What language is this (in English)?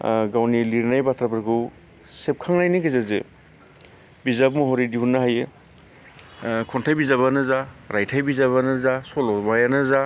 Bodo